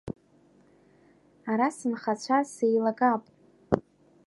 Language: Abkhazian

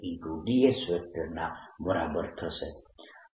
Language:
Gujarati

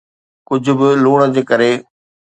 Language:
Sindhi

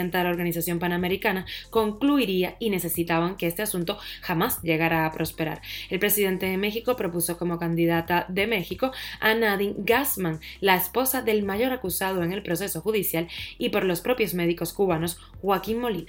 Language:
Spanish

